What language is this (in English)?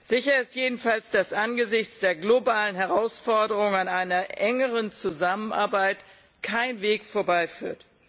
German